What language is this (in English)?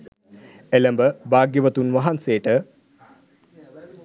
Sinhala